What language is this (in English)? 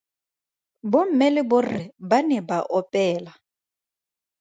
Tswana